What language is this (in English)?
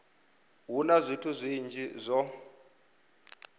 Venda